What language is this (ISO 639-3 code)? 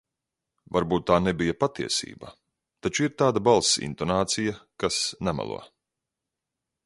lav